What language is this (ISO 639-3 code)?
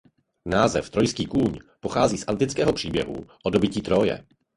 ces